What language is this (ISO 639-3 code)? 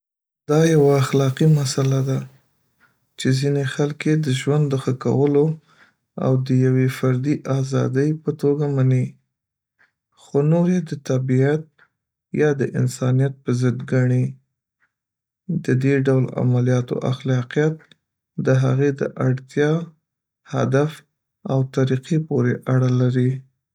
pus